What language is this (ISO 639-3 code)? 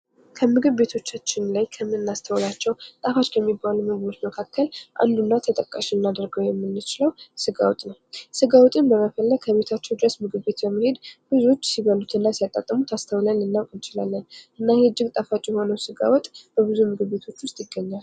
amh